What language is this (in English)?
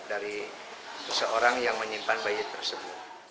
Indonesian